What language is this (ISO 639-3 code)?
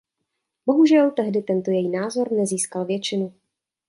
ces